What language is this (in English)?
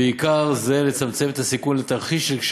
Hebrew